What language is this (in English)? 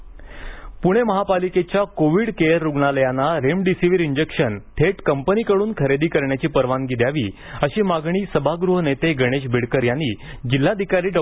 Marathi